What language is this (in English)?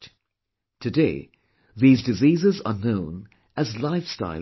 English